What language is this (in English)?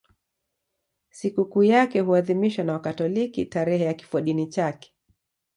Swahili